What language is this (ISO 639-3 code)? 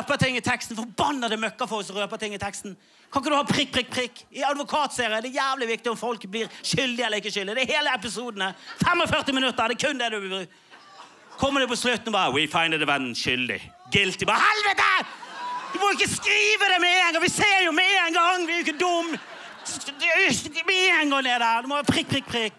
nor